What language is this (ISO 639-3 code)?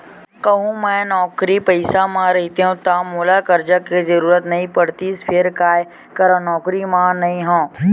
hne